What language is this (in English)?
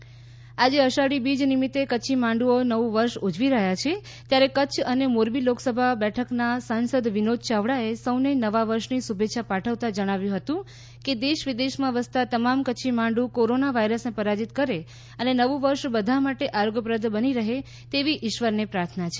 Gujarati